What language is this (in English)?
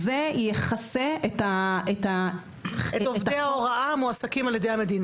Hebrew